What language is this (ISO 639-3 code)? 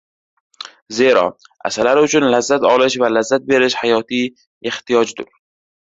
uzb